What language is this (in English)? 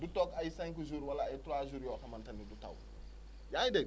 Wolof